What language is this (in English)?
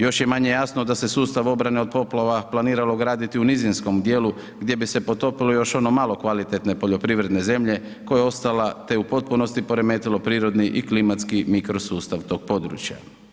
Croatian